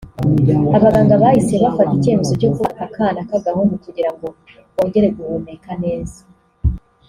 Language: Kinyarwanda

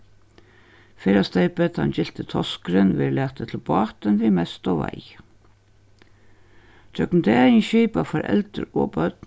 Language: Faroese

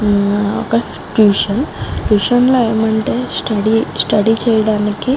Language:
Telugu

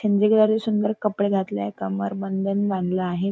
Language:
Marathi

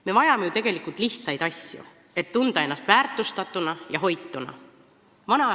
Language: Estonian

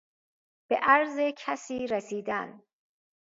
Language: Persian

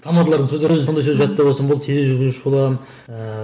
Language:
Kazakh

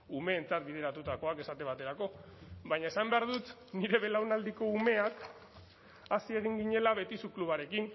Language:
Basque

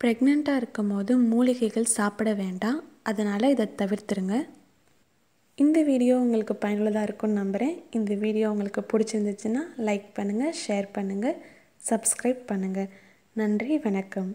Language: Hindi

